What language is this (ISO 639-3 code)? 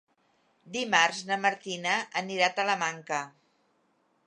cat